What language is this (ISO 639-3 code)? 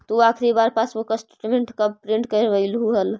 mag